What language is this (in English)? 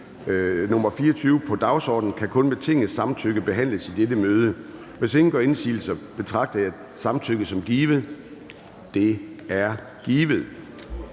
Danish